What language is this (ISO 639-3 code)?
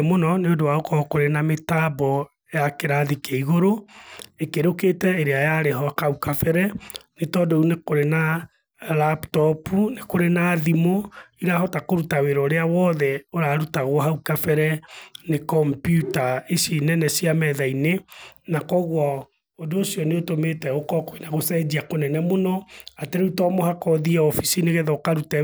kik